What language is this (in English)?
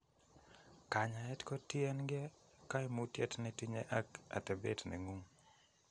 Kalenjin